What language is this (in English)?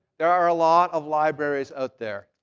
English